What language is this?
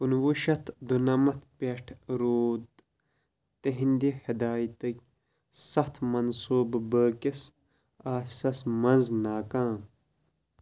Kashmiri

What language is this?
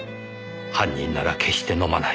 Japanese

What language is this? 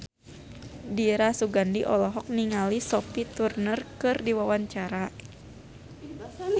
Sundanese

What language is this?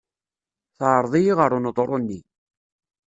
Kabyle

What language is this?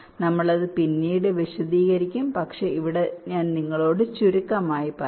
Malayalam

